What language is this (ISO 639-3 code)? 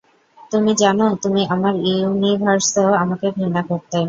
ben